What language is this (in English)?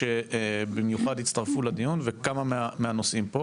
Hebrew